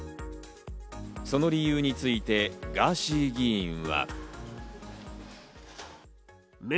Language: Japanese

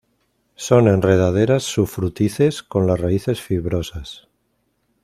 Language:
Spanish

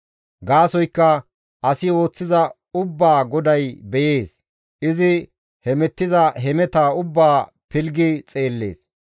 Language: Gamo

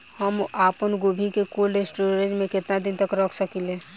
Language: Bhojpuri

